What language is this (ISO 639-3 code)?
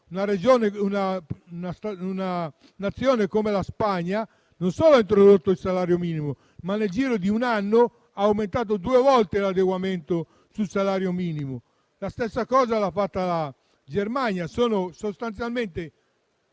ita